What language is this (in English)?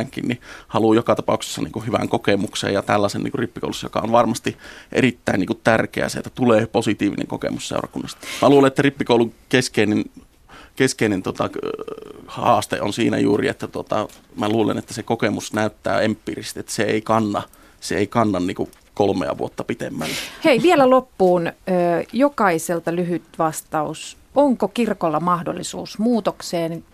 Finnish